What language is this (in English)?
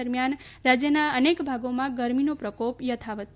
Gujarati